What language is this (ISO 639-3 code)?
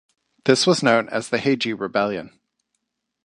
eng